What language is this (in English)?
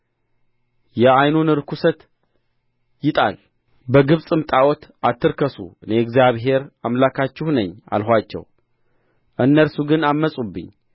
Amharic